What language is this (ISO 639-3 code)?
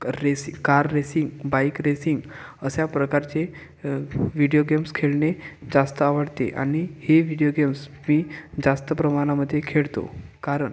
mar